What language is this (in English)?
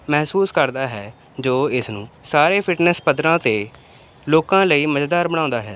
Punjabi